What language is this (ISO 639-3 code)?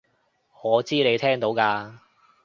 yue